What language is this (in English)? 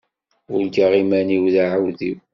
Kabyle